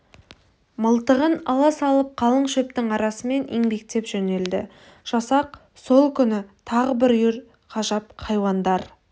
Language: Kazakh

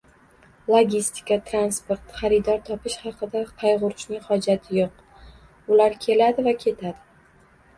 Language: Uzbek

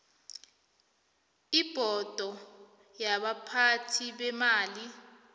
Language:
South Ndebele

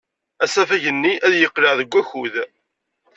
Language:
Kabyle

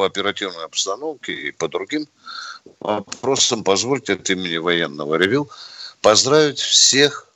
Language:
Russian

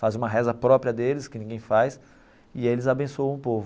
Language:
Portuguese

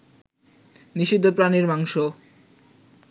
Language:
Bangla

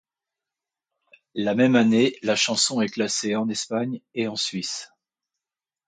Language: French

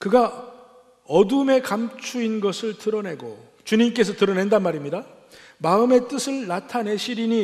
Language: Korean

